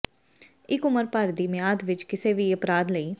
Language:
Punjabi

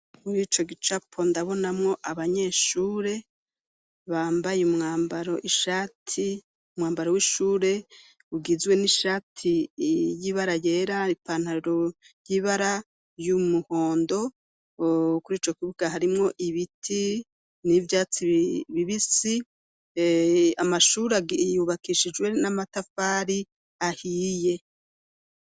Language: Rundi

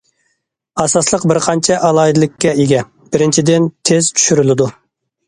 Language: Uyghur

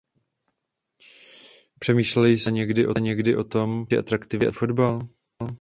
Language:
Czech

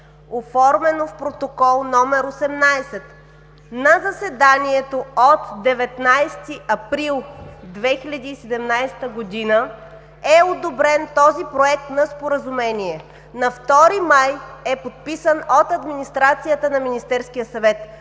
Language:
Bulgarian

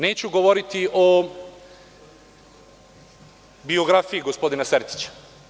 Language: Serbian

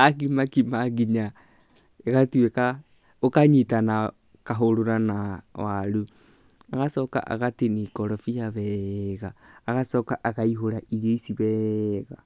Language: Kikuyu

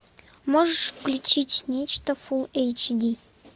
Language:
Russian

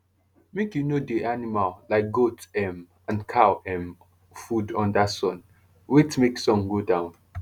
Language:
Nigerian Pidgin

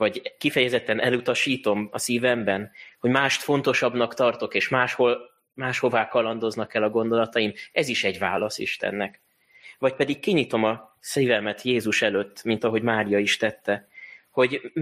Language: Hungarian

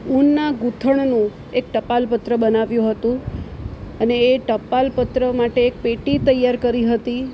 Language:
Gujarati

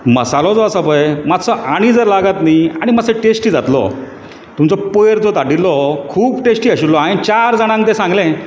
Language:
Konkani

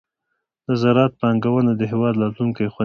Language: Pashto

